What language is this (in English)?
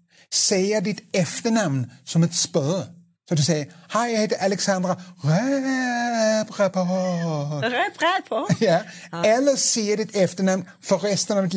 Swedish